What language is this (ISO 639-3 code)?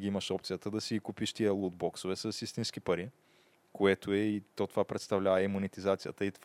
bul